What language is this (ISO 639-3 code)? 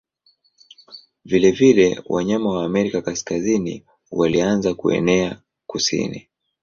swa